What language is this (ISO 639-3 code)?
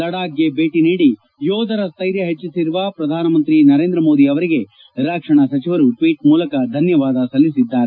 kan